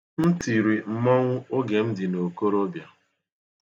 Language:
Igbo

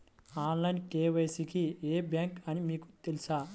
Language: Telugu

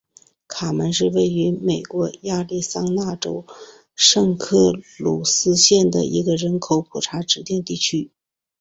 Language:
Chinese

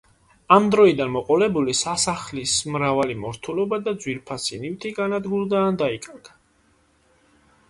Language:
Georgian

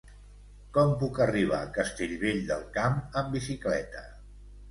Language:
Catalan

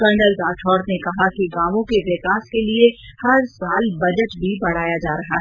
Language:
Hindi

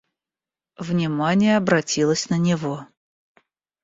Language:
Russian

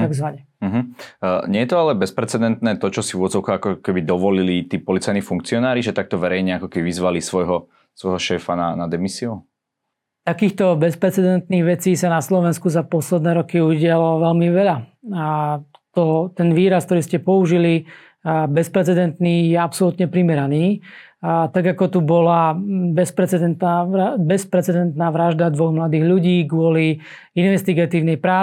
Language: Slovak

